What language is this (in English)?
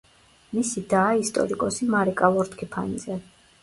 Georgian